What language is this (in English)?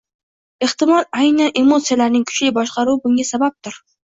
Uzbek